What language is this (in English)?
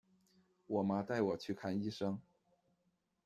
Chinese